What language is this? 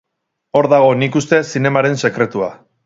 Basque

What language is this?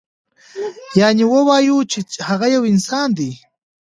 Pashto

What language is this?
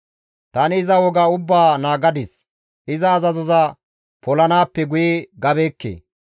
Gamo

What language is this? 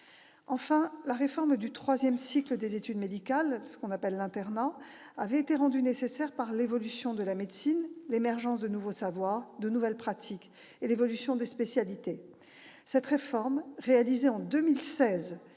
French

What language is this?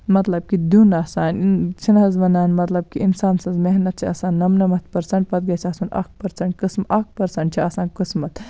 Kashmiri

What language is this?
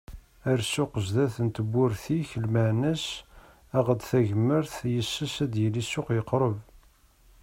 Kabyle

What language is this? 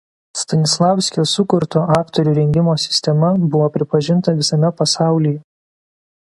Lithuanian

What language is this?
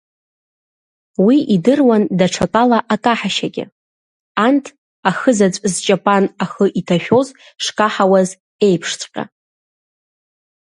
Abkhazian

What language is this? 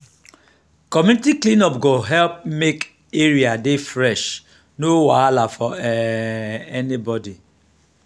Nigerian Pidgin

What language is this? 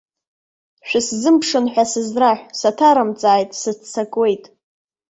Abkhazian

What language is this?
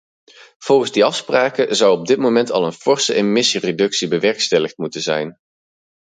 Dutch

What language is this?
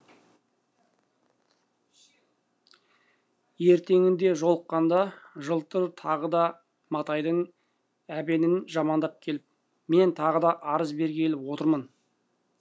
Kazakh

